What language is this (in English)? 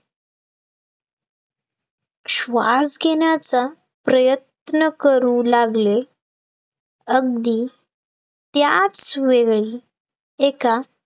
Marathi